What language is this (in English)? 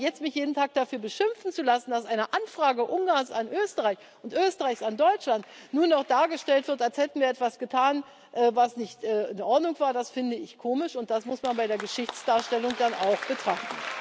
German